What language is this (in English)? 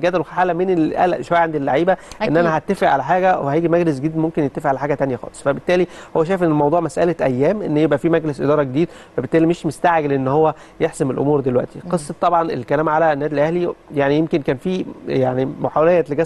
Arabic